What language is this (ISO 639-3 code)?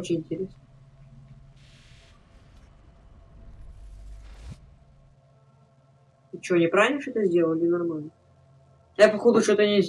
rus